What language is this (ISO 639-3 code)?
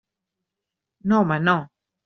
cat